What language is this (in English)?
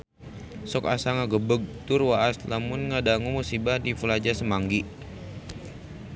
Sundanese